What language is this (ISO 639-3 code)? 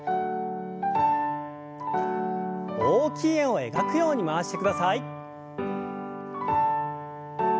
jpn